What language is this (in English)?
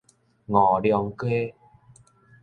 Min Nan Chinese